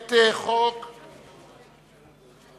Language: Hebrew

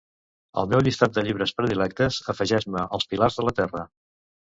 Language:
Catalan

